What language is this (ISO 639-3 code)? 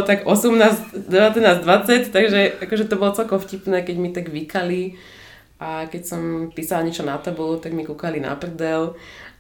ces